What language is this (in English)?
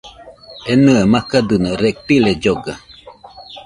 Nüpode Huitoto